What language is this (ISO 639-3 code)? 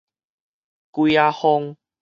nan